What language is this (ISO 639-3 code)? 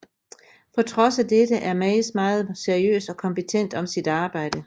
dan